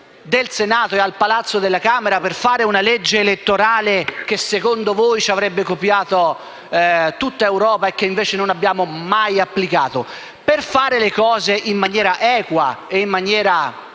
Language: Italian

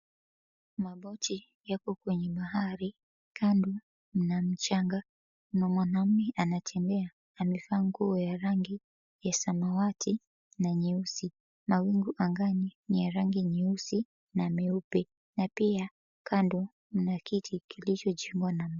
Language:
Swahili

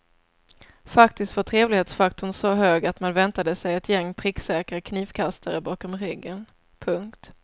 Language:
Swedish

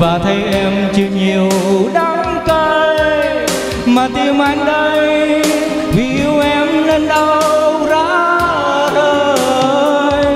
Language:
Vietnamese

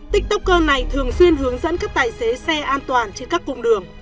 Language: Vietnamese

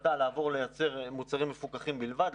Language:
Hebrew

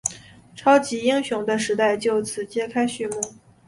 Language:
Chinese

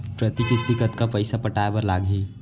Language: Chhattisgarhi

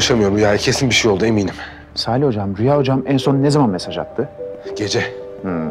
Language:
Turkish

